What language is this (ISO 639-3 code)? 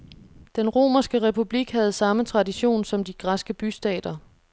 dan